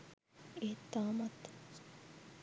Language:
Sinhala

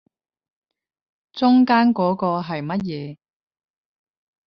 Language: Cantonese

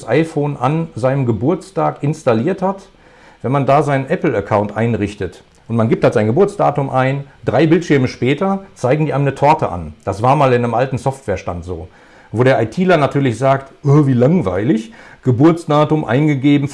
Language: German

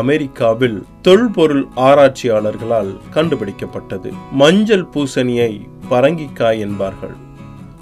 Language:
Tamil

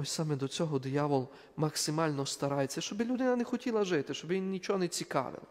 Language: Ukrainian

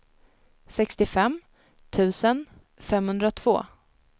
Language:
Swedish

